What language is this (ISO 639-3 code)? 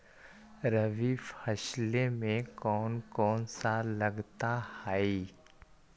mag